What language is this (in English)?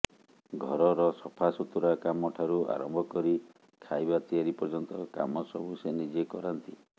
Odia